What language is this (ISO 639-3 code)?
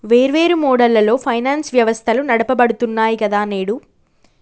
tel